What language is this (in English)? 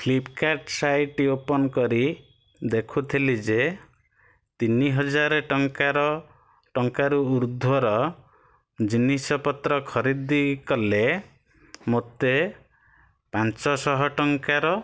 Odia